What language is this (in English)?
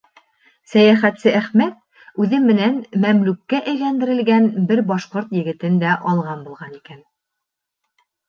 Bashkir